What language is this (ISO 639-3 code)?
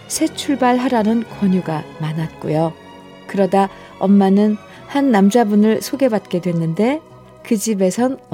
kor